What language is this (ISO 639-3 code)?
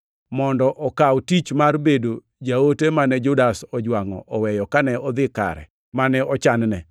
luo